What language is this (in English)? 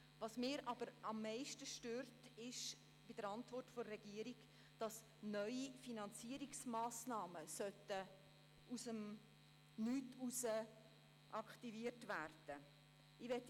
Swiss German